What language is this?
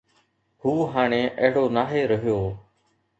Sindhi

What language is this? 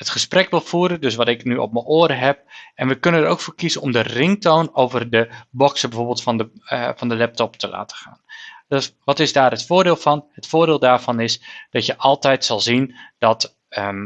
Dutch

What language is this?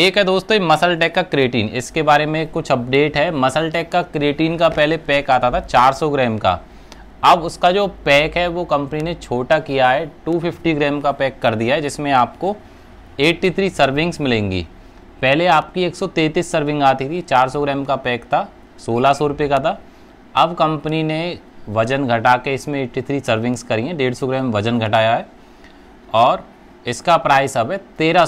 Hindi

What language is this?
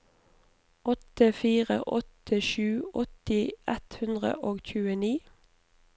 Norwegian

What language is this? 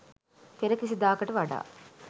Sinhala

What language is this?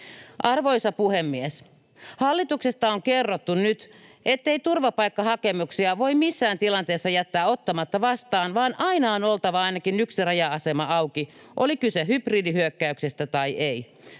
Finnish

